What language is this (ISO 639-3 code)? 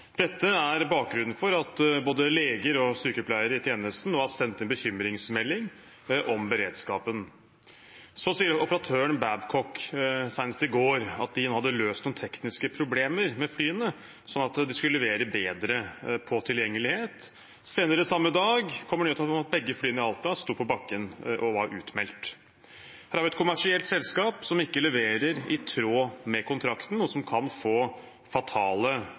nob